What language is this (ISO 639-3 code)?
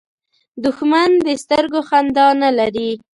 pus